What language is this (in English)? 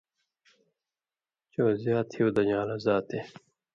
Indus Kohistani